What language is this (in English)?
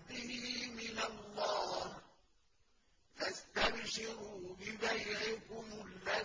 Arabic